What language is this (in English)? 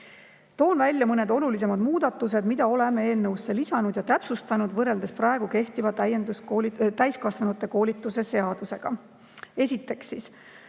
Estonian